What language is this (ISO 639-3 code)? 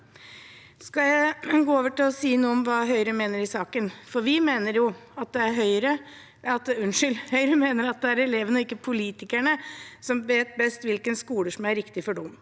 nor